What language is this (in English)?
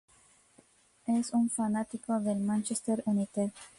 Spanish